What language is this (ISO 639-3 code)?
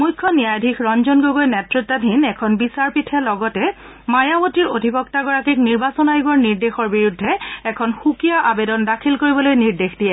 asm